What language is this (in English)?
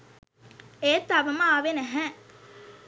Sinhala